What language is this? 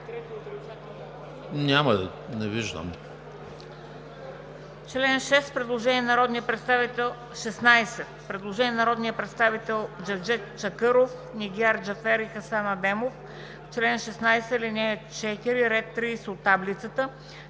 Bulgarian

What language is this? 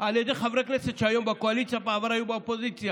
Hebrew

